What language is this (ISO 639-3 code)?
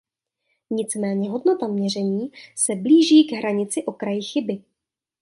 ces